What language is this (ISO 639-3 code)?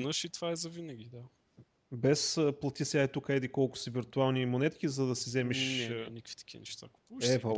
bul